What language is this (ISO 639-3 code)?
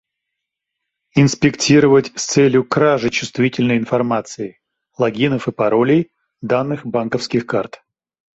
rus